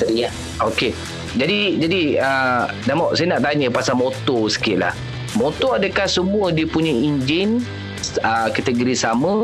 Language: Malay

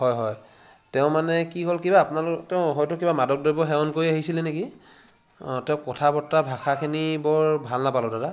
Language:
Assamese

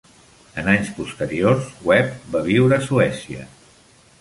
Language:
Catalan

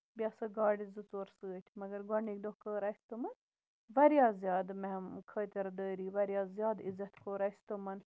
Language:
Kashmiri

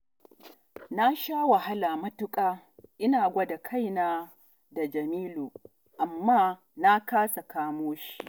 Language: Hausa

